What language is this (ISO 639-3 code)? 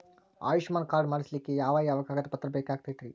kan